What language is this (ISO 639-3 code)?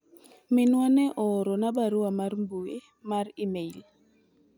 luo